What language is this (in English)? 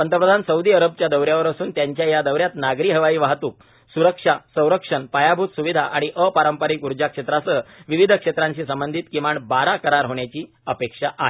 Marathi